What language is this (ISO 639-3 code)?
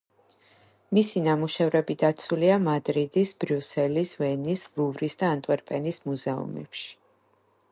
kat